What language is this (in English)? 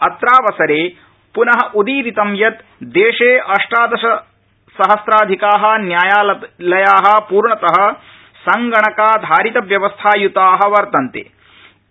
Sanskrit